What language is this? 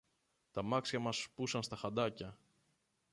Greek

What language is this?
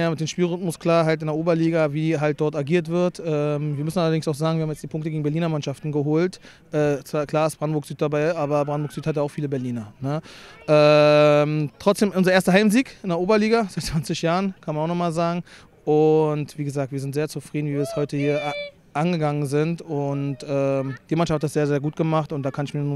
German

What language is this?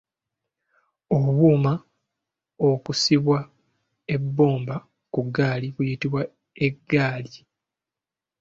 Ganda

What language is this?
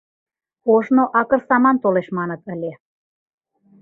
Mari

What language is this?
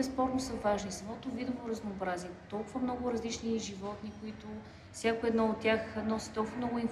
Bulgarian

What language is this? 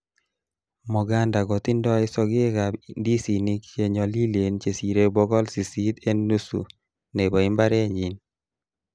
Kalenjin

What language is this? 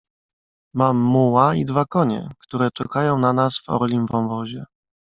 Polish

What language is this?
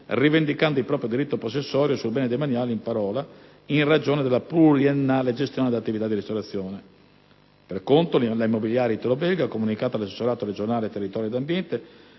Italian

